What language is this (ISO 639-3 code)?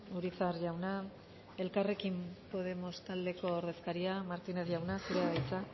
eus